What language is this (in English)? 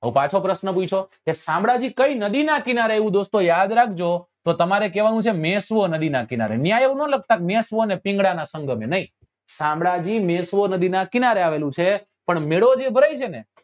Gujarati